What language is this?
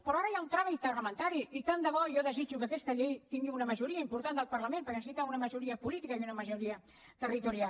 Catalan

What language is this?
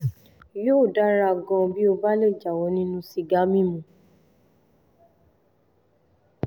Yoruba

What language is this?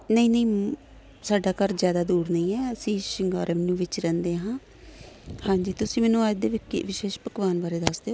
Punjabi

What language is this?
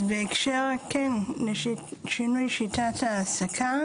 Hebrew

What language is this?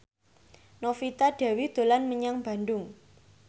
Javanese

